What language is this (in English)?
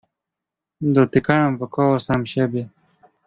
Polish